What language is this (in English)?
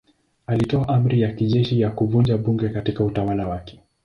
Swahili